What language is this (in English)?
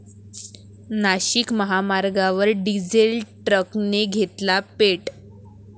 Marathi